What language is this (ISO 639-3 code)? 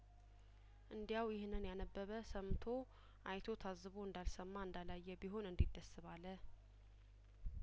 amh